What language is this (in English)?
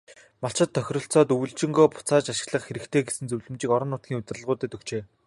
Mongolian